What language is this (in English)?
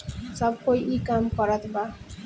Bhojpuri